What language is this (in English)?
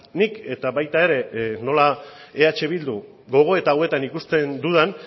Basque